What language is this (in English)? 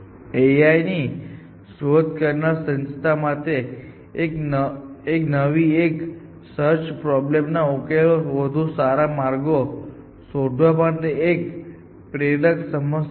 Gujarati